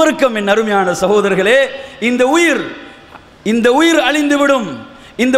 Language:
Indonesian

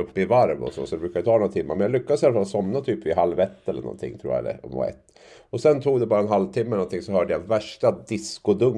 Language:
Swedish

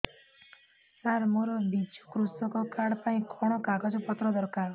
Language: Odia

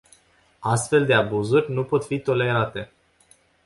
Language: Romanian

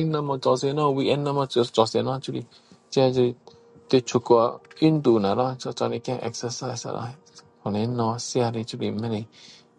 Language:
Min Dong Chinese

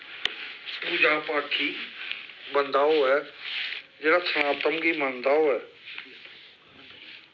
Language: Dogri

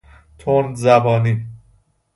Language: Persian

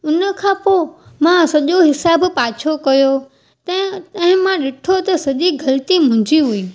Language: Sindhi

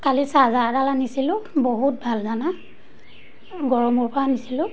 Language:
Assamese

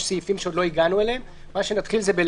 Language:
Hebrew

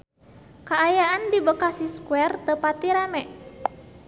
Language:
Sundanese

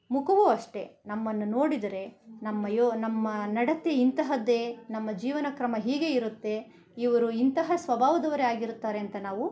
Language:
Kannada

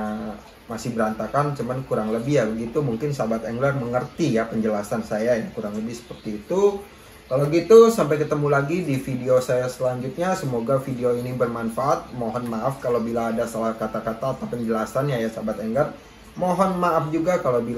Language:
Indonesian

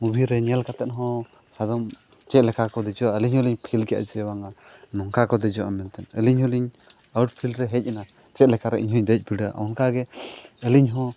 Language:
Santali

